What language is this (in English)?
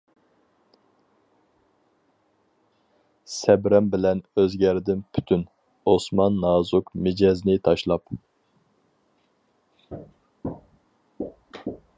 Uyghur